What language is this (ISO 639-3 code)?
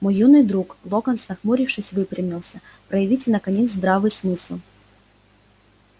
rus